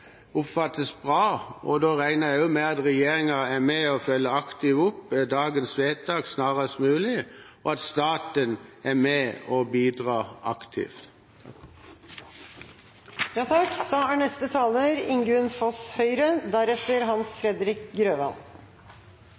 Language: Norwegian Bokmål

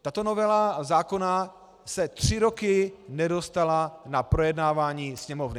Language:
Czech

